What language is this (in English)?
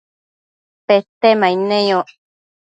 Matsés